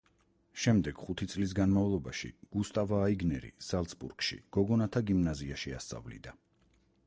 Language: Georgian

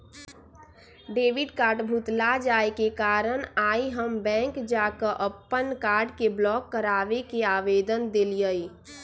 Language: Magahi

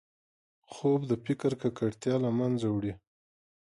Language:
Pashto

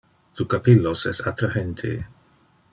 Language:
Interlingua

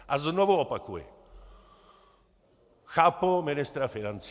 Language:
Czech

